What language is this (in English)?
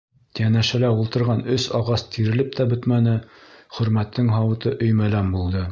Bashkir